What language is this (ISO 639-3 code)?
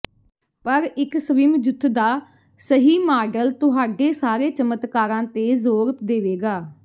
pan